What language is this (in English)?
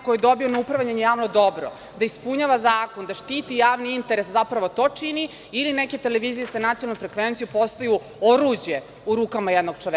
Serbian